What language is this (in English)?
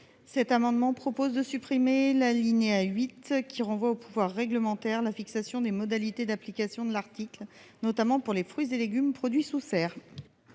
French